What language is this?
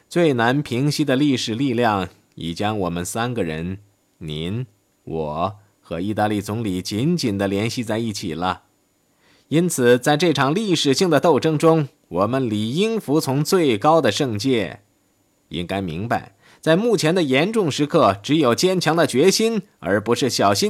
Chinese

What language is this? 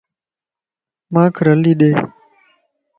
Lasi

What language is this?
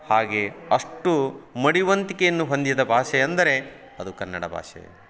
Kannada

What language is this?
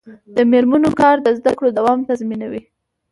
Pashto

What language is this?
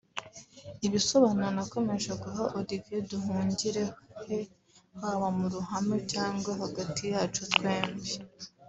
Kinyarwanda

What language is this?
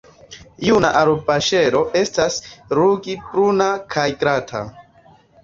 Esperanto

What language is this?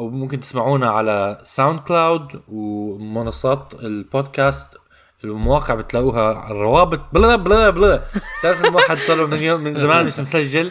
Arabic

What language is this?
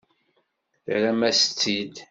Kabyle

